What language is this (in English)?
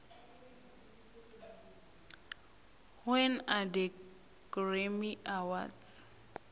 South Ndebele